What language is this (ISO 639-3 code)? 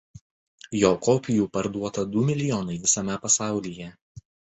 lit